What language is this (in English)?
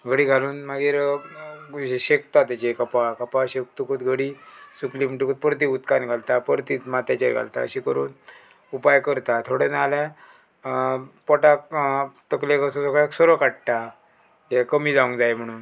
Konkani